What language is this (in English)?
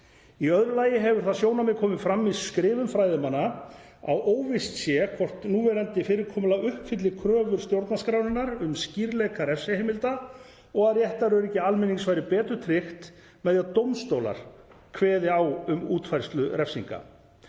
Icelandic